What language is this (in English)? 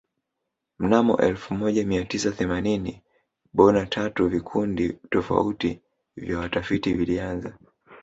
Swahili